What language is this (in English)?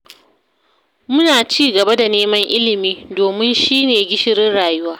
Hausa